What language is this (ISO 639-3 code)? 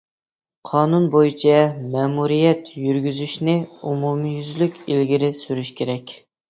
uig